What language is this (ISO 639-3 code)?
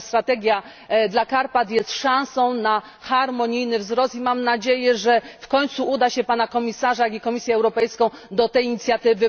pol